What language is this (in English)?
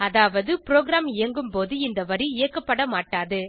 Tamil